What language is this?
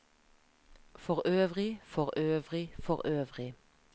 Norwegian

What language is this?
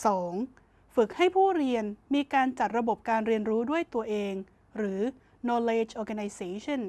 Thai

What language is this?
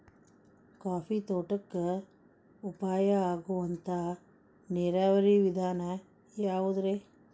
Kannada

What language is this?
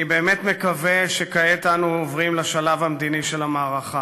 Hebrew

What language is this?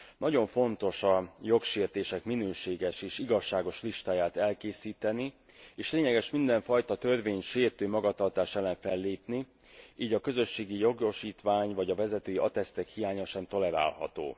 Hungarian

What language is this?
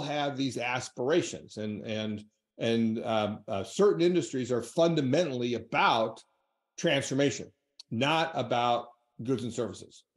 English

